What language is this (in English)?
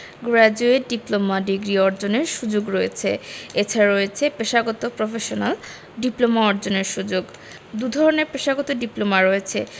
Bangla